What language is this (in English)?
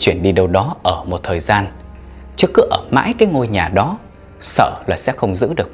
Vietnamese